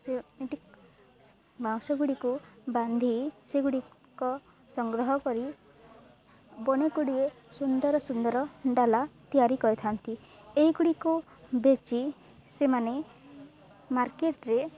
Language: Odia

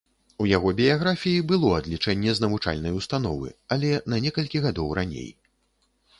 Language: Belarusian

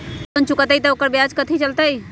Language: Magahi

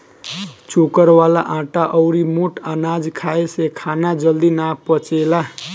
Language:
Bhojpuri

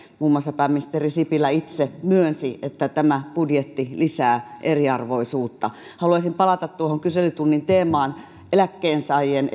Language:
Finnish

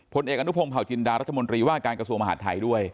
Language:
Thai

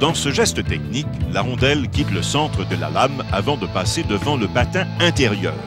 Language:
French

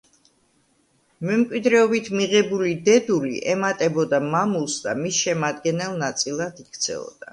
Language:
Georgian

